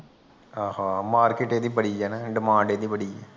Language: Punjabi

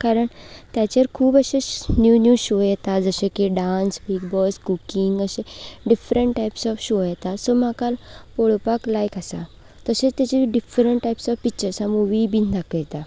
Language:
Konkani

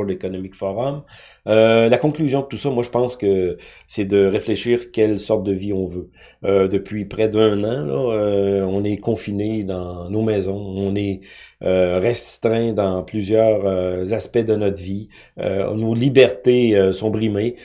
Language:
French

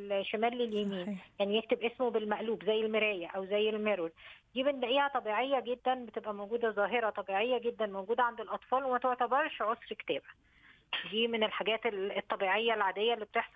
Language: Arabic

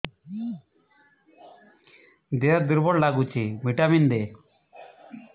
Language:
Odia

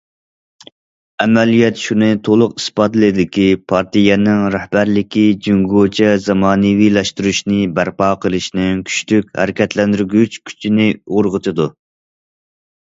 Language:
Uyghur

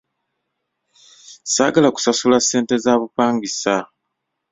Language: Ganda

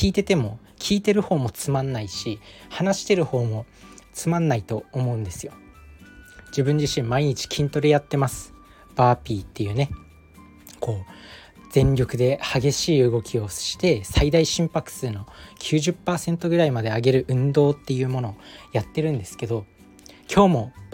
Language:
Japanese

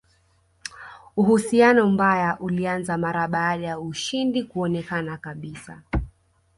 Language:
Swahili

